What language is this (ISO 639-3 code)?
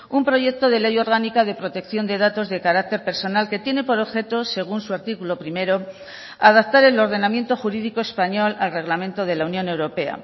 spa